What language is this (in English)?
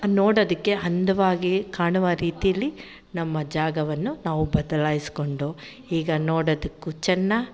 Kannada